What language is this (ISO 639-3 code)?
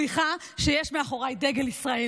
heb